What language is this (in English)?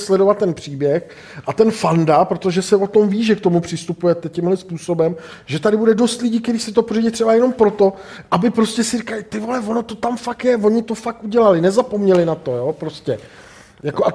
Czech